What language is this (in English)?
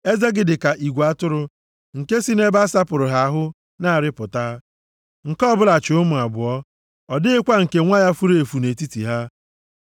Igbo